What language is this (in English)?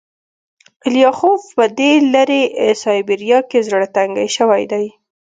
Pashto